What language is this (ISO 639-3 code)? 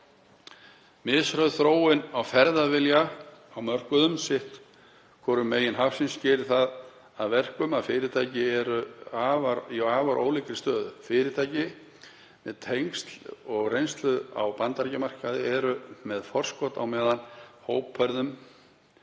isl